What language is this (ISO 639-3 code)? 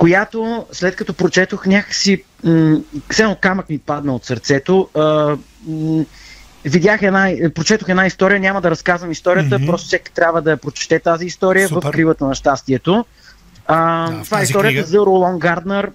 bul